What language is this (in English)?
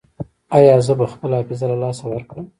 Pashto